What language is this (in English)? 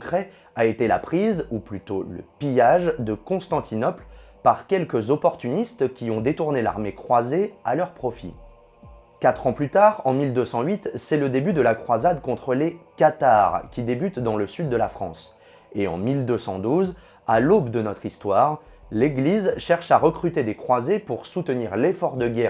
French